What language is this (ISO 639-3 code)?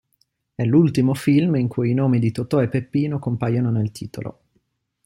ita